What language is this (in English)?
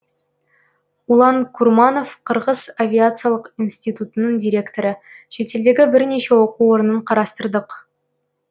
Kazakh